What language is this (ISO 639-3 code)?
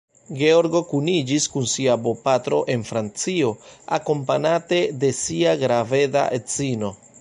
epo